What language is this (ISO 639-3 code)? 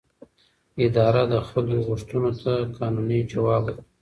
pus